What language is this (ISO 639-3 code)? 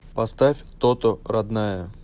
rus